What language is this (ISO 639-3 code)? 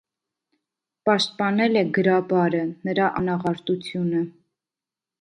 hye